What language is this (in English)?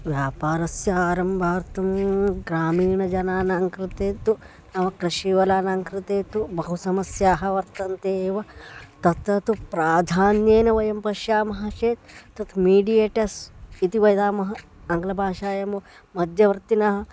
Sanskrit